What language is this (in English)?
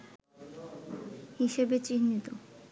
Bangla